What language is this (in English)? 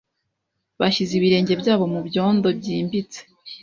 Kinyarwanda